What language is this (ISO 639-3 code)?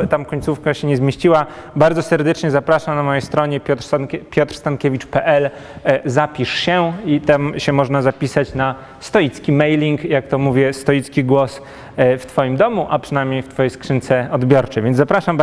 pol